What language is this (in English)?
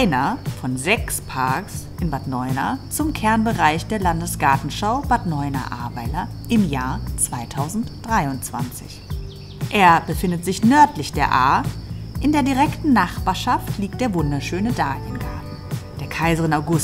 German